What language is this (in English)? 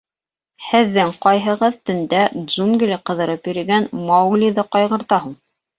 Bashkir